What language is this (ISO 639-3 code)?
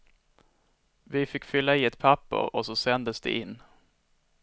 swe